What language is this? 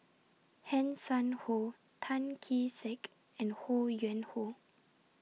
English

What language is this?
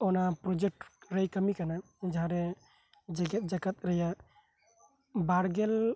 Santali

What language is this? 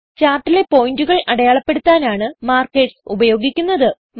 Malayalam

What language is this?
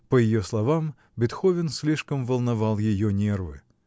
Russian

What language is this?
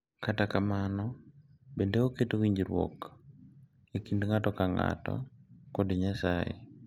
Luo (Kenya and Tanzania)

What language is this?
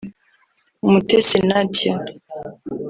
Kinyarwanda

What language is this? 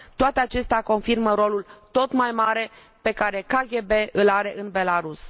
Romanian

